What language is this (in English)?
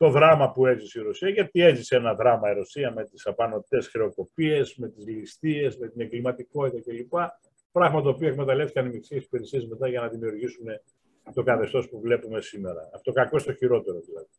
Greek